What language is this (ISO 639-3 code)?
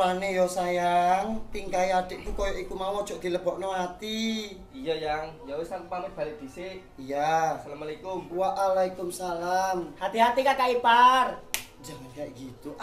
ind